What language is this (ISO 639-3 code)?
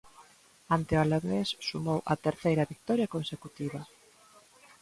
glg